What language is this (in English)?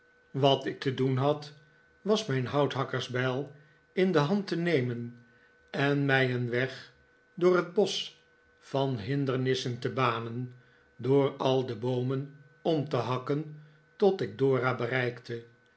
Dutch